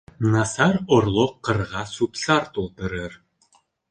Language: Bashkir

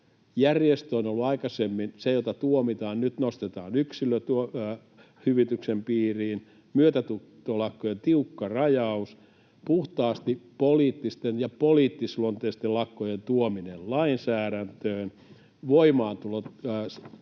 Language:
Finnish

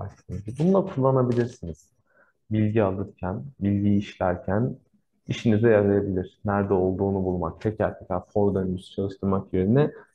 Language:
Turkish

